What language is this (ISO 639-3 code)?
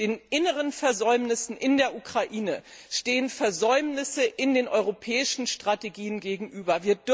deu